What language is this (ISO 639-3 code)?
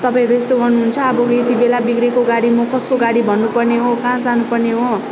nep